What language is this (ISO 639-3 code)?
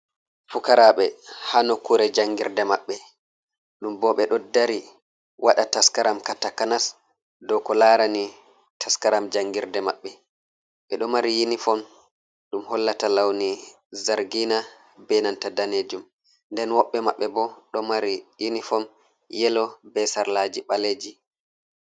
ful